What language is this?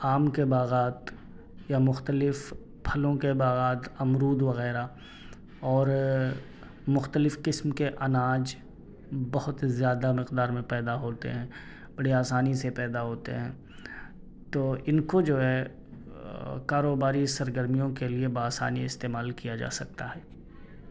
Urdu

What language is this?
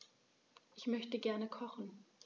German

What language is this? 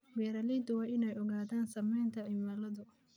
Somali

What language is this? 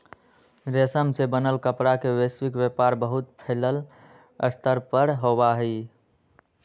Magahi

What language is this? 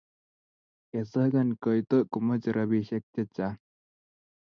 Kalenjin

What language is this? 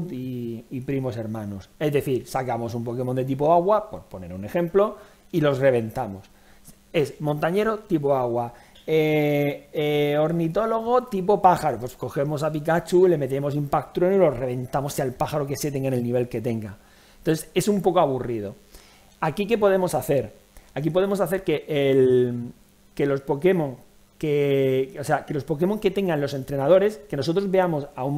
Spanish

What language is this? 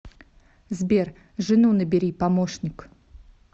Russian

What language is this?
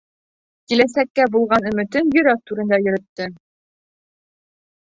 Bashkir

